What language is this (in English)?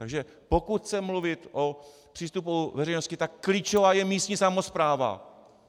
Czech